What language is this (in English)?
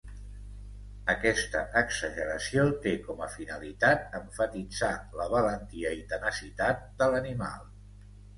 Catalan